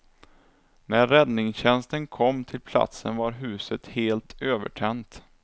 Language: Swedish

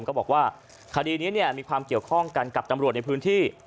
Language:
Thai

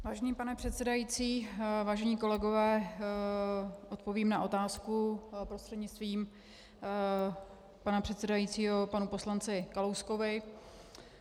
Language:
Czech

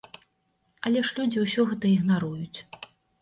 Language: Belarusian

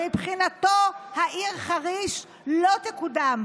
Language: Hebrew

